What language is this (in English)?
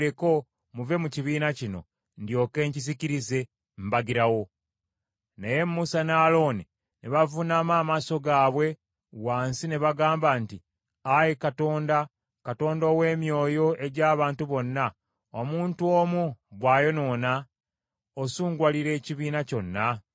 Ganda